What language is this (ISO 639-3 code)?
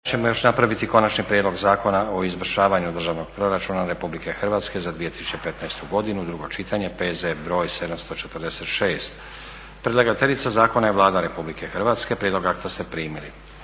hrv